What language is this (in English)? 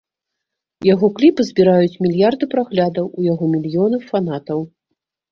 Belarusian